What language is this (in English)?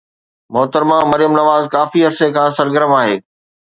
Sindhi